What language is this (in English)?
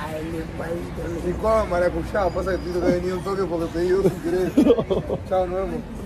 Spanish